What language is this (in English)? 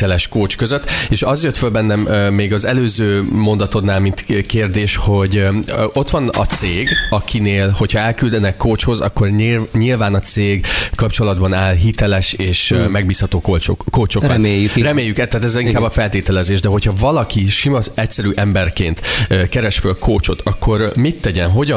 Hungarian